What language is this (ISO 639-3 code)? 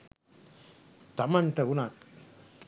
sin